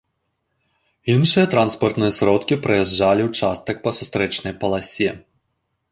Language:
Belarusian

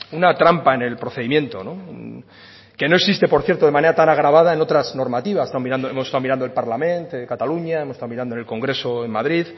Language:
Spanish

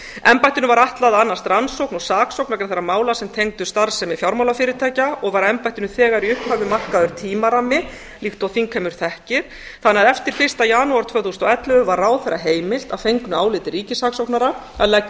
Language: Icelandic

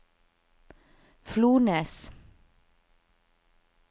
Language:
Norwegian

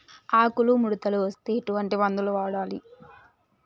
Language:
Telugu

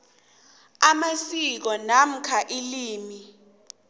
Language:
South Ndebele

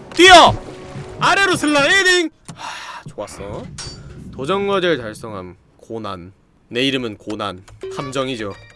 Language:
Korean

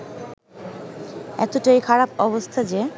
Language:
Bangla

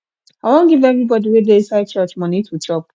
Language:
Nigerian Pidgin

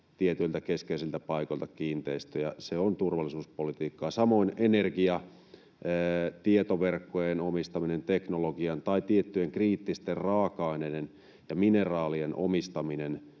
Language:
Finnish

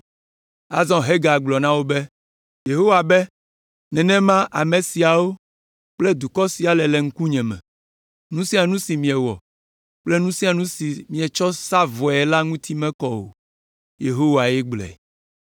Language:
Ewe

